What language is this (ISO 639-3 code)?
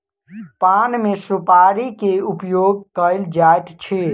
mai